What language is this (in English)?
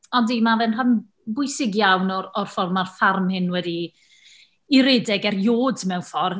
Welsh